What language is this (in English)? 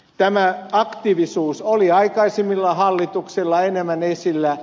Finnish